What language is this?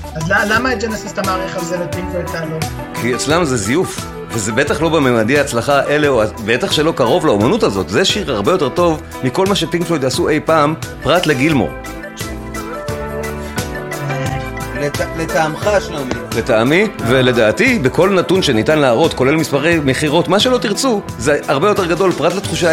Hebrew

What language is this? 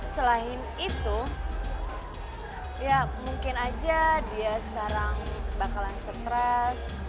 Indonesian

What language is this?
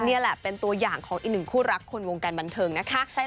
Thai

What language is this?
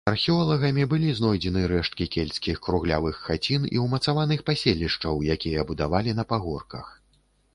Belarusian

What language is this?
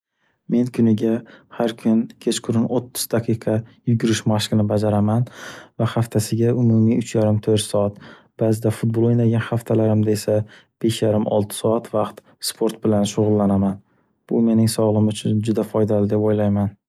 Uzbek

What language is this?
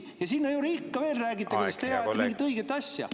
Estonian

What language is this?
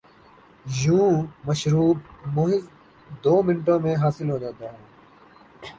Urdu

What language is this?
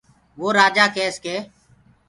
Gurgula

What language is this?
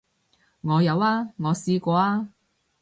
Cantonese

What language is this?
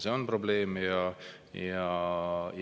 Estonian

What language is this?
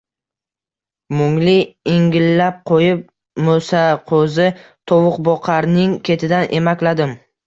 Uzbek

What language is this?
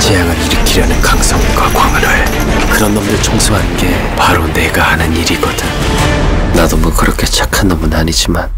Korean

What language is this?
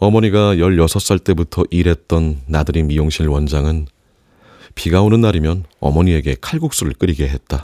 Korean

